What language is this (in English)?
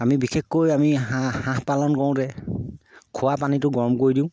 Assamese